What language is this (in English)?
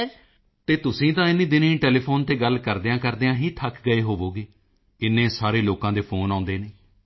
Punjabi